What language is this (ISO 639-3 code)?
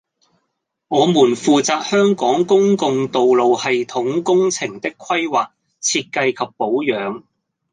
yue